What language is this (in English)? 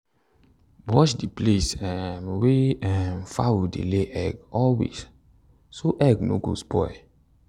Nigerian Pidgin